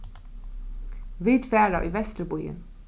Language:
Faroese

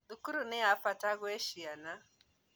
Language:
Kikuyu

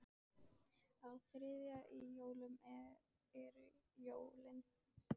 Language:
Icelandic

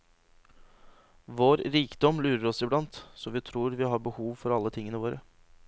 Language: Norwegian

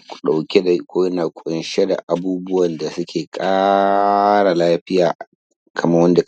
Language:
Hausa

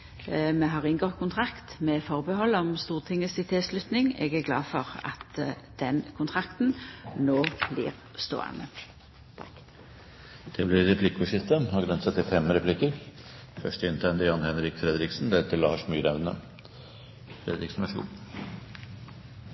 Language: Norwegian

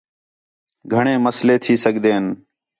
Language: Khetrani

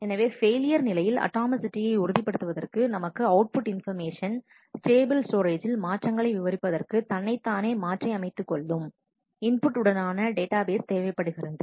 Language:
Tamil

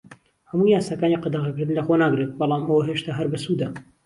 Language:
Central Kurdish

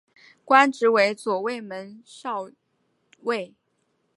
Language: Chinese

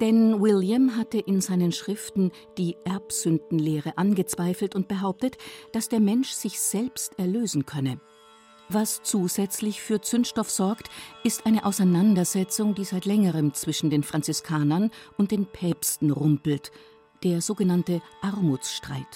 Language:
German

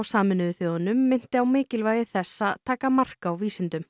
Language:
Icelandic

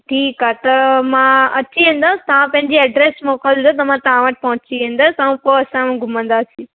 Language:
Sindhi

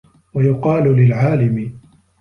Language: Arabic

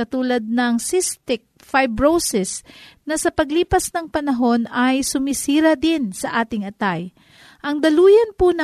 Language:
Filipino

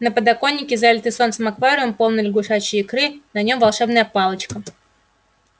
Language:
Russian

